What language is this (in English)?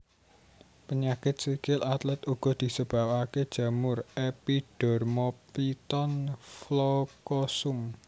Javanese